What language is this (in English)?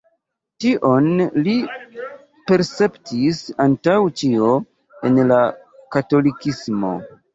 Esperanto